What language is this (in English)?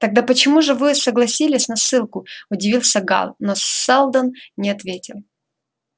Russian